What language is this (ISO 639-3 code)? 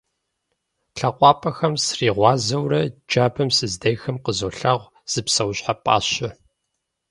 kbd